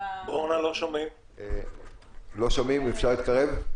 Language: Hebrew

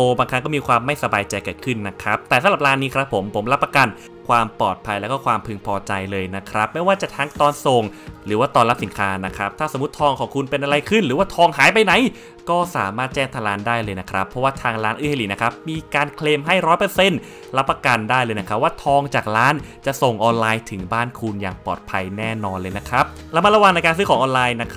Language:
Thai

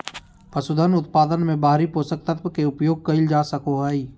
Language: Magahi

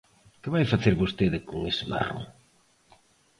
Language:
Galician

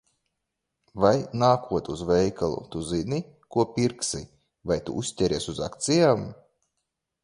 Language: Latvian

